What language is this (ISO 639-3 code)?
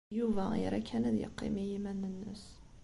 kab